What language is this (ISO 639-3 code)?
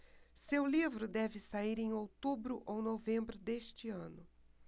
por